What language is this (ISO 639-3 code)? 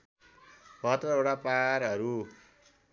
nep